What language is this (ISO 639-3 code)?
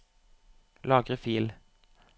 nor